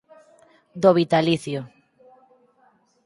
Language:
Galician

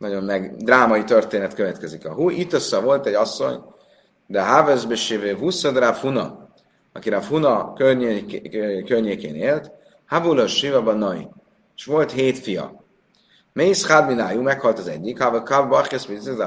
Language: Hungarian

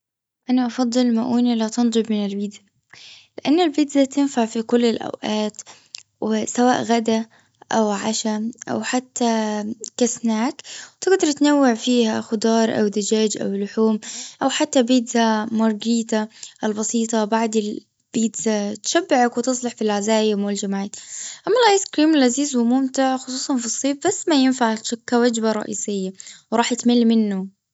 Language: Gulf Arabic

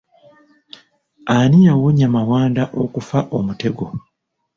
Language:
Ganda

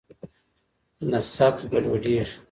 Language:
Pashto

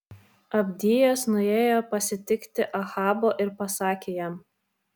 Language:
Lithuanian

